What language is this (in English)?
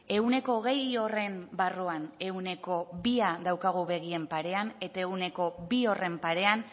Basque